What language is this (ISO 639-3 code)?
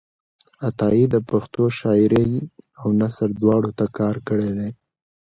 pus